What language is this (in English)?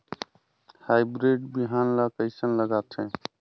Chhattisgarhi